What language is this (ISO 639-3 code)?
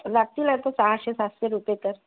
mar